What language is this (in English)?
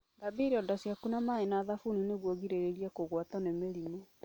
Kikuyu